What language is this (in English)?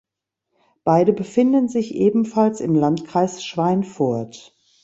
German